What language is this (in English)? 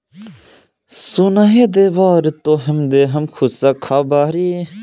Bhojpuri